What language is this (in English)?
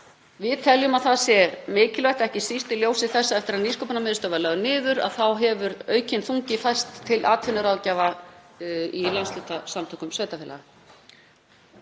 Icelandic